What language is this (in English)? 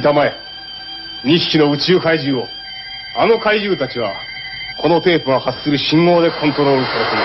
Japanese